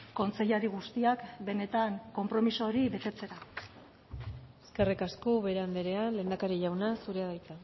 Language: Basque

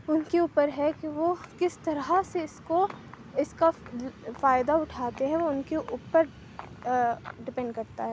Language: Urdu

